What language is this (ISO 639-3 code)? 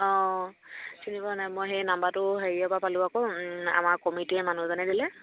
asm